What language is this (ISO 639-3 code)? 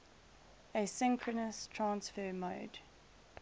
eng